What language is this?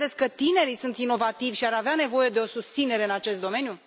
Romanian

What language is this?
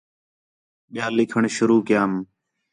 Khetrani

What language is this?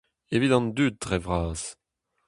Breton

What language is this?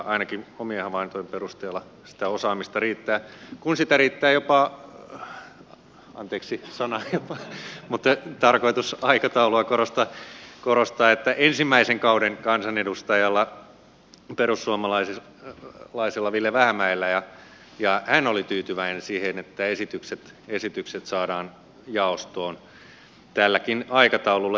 Finnish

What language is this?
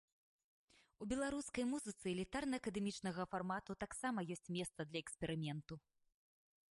Belarusian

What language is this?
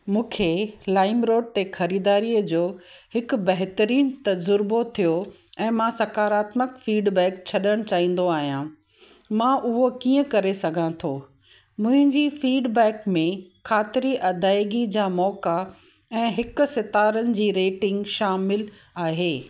Sindhi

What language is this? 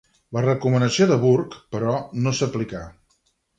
Catalan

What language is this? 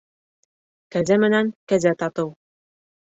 Bashkir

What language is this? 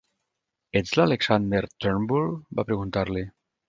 Catalan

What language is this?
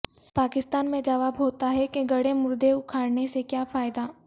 Urdu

